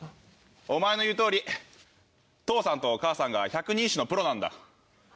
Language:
Japanese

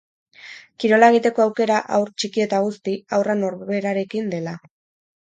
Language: Basque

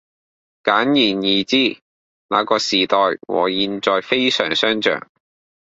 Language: Cantonese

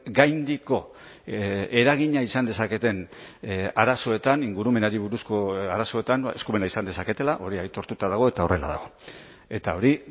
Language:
Basque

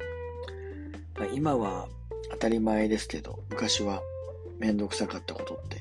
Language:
Japanese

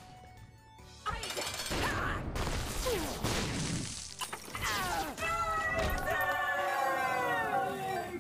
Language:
Spanish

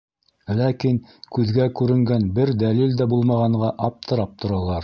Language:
Bashkir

